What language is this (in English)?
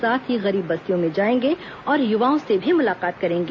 Hindi